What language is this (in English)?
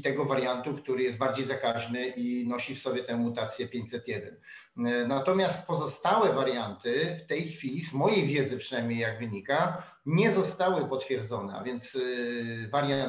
Polish